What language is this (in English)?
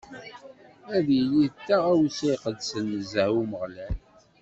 Kabyle